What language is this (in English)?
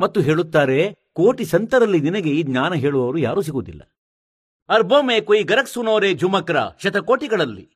Kannada